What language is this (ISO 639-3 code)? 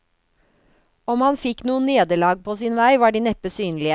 nor